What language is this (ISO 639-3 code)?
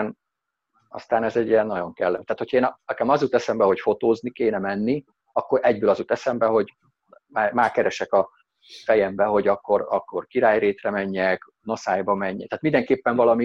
hun